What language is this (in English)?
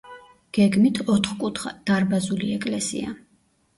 Georgian